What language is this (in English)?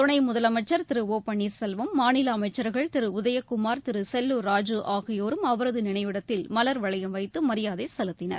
Tamil